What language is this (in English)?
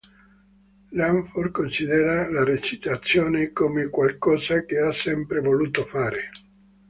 Italian